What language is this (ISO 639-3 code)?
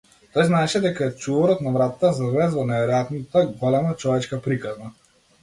mkd